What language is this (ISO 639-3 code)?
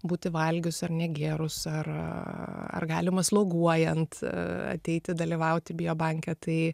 lit